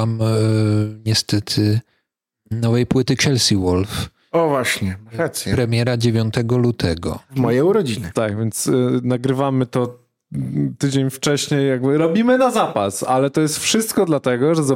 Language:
Polish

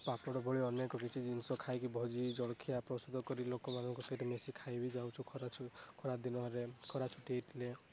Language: Odia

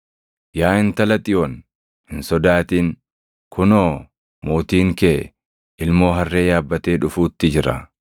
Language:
Oromo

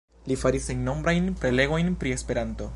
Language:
Esperanto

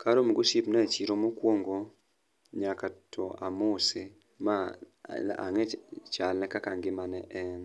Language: Luo (Kenya and Tanzania)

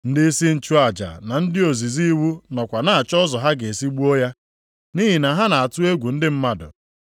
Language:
Igbo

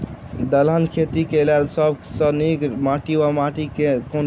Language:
Maithili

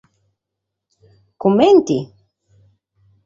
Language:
Sardinian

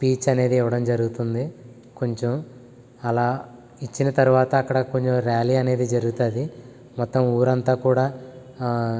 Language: Telugu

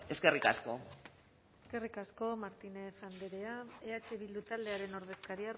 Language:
Basque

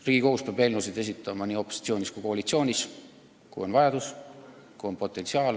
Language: Estonian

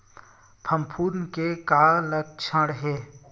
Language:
Chhattisgarhi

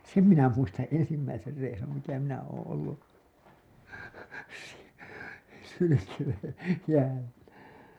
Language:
Finnish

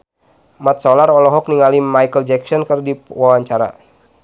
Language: Sundanese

